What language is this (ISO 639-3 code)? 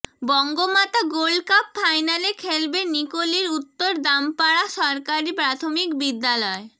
ben